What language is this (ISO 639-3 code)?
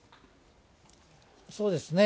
jpn